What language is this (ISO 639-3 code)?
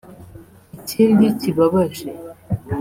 kin